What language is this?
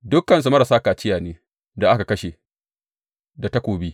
Hausa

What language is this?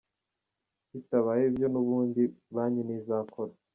Kinyarwanda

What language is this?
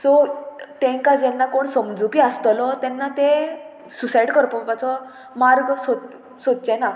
Konkani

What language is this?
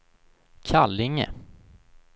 Swedish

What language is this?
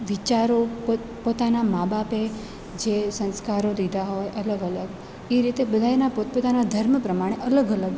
Gujarati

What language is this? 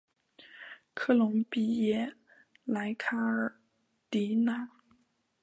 Chinese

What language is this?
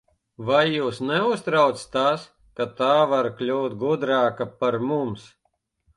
Latvian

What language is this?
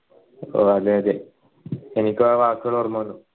Malayalam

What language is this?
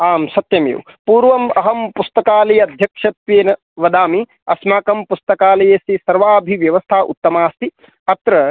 Sanskrit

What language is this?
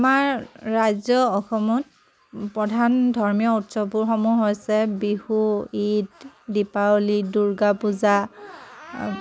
Assamese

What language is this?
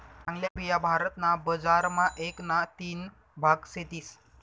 Marathi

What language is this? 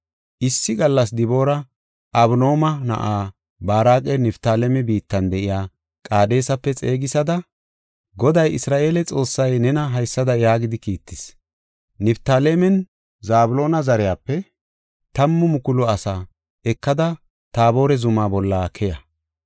Gofa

